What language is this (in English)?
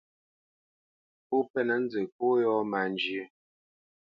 Bamenyam